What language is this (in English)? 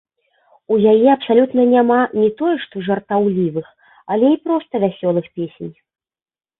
Belarusian